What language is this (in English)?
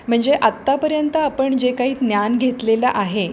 Marathi